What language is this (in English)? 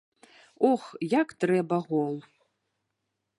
Belarusian